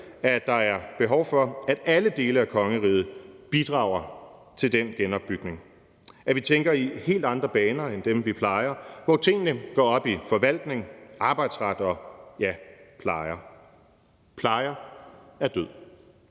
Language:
Danish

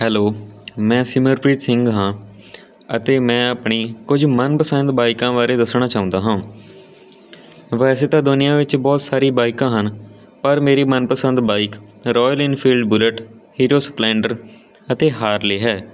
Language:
Punjabi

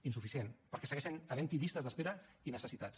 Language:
Catalan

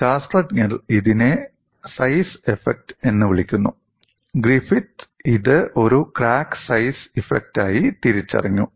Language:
Malayalam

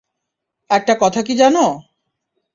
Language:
Bangla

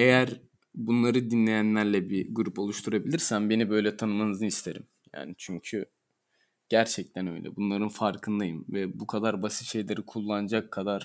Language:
Turkish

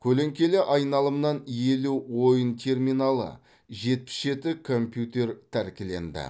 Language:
Kazakh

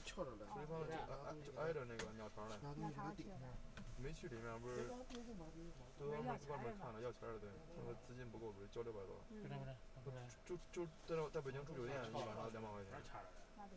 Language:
Chinese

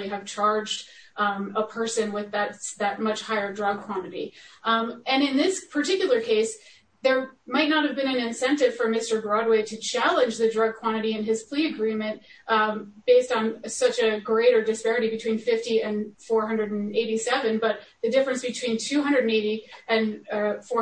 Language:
English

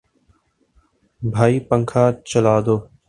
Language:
Urdu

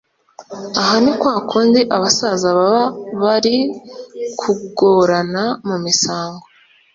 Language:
Kinyarwanda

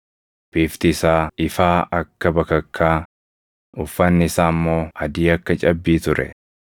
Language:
Oromo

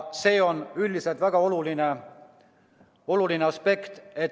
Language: Estonian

